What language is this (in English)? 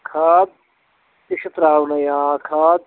Kashmiri